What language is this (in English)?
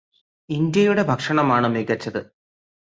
Malayalam